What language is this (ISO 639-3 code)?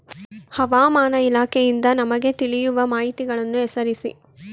kan